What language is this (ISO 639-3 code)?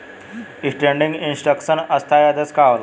bho